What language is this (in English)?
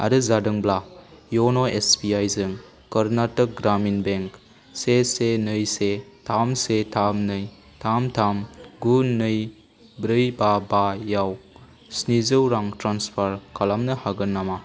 Bodo